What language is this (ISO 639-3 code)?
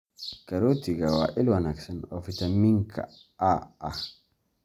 som